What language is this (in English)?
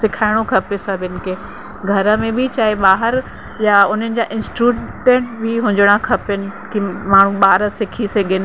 Sindhi